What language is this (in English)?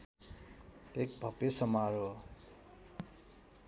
Nepali